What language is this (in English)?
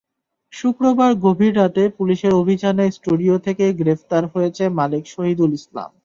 Bangla